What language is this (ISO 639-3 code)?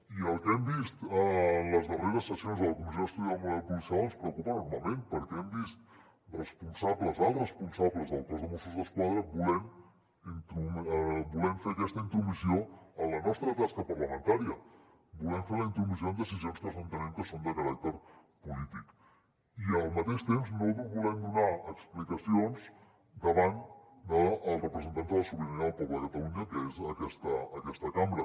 cat